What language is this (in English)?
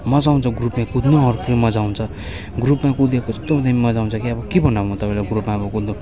Nepali